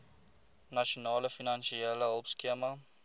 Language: Afrikaans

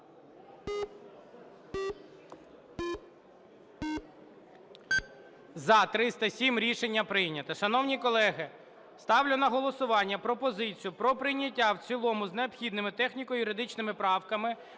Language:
Ukrainian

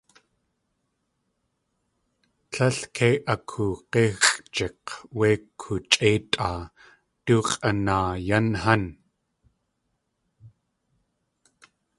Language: Tlingit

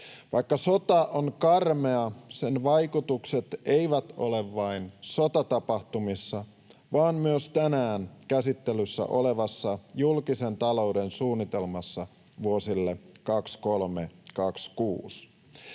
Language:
Finnish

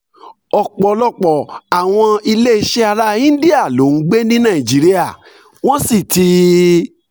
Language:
Yoruba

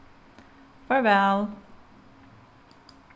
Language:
Faroese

